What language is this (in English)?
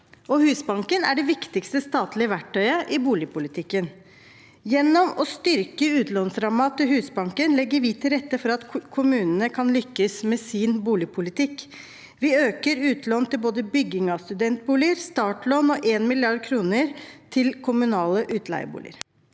Norwegian